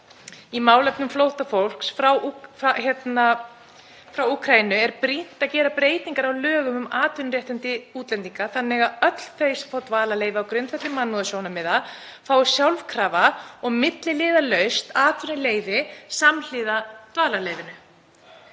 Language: Icelandic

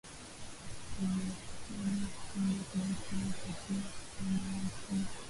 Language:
Swahili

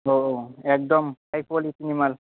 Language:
Bodo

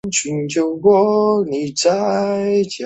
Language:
Chinese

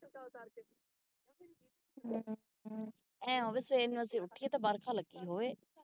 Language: Punjabi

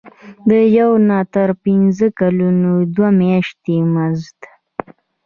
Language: Pashto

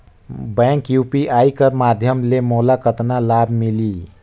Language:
Chhattisgarhi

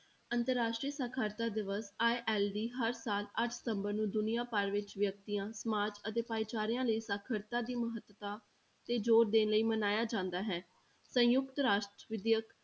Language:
Punjabi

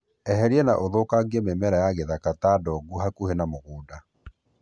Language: Kikuyu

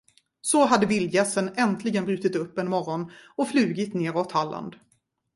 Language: Swedish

